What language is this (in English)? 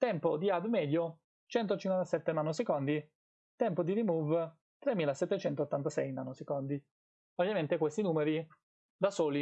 Italian